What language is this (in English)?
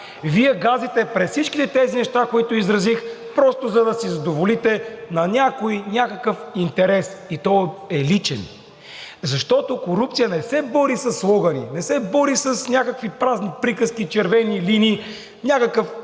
Bulgarian